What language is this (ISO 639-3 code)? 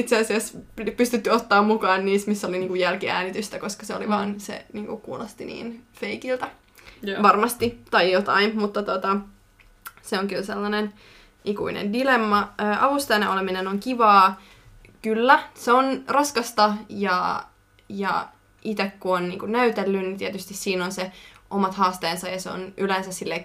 fin